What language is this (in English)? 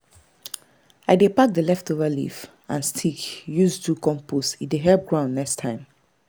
Nigerian Pidgin